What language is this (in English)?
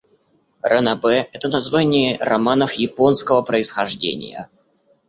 Russian